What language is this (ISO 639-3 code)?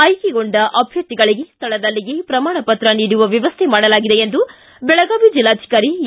kan